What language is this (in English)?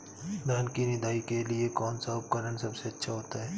Hindi